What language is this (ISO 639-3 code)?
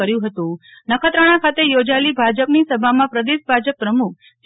guj